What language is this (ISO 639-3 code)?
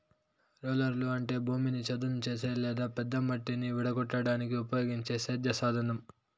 tel